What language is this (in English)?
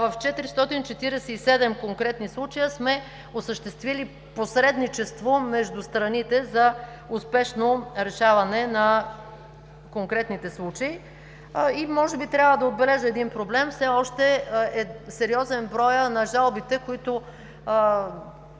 Bulgarian